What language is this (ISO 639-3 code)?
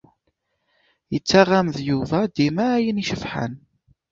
kab